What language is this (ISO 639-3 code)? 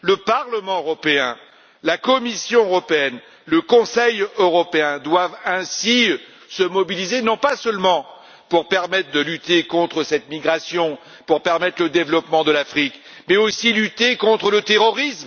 fra